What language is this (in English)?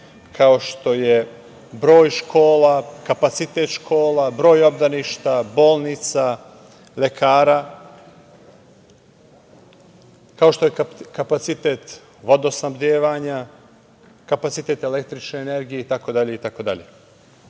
Serbian